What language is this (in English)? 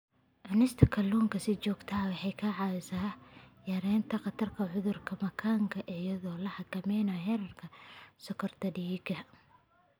Somali